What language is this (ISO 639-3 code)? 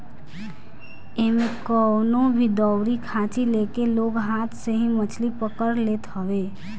bho